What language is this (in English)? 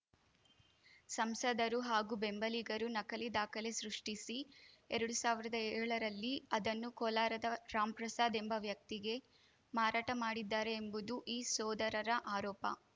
Kannada